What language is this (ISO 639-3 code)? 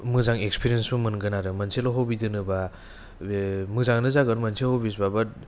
brx